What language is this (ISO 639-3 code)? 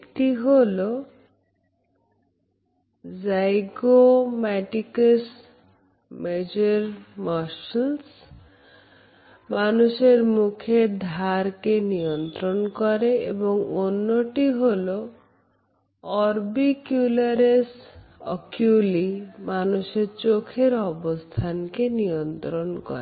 ben